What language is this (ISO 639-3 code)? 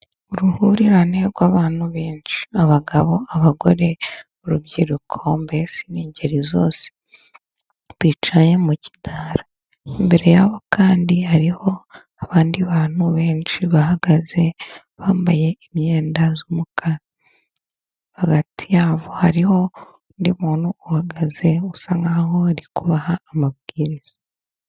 kin